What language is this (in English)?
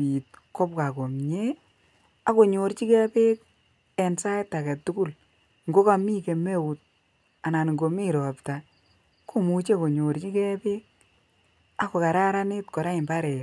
Kalenjin